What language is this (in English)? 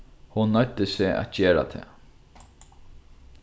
Faroese